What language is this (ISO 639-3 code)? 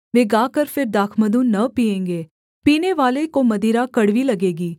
hin